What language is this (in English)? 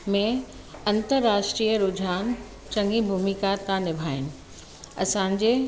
Sindhi